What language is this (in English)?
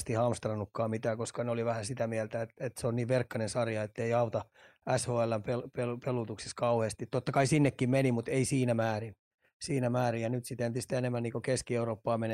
Finnish